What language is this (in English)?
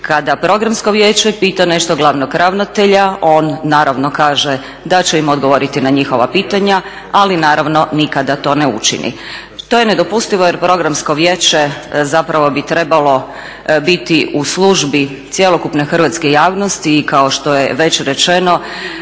Croatian